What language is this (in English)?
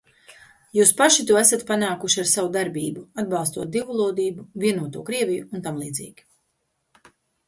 Latvian